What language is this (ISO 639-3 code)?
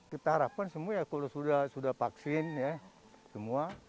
ind